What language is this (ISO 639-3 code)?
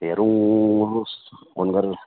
nep